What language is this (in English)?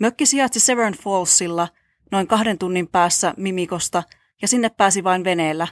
Finnish